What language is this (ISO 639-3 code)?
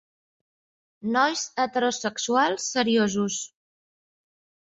cat